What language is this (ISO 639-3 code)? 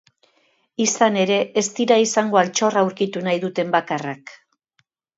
eus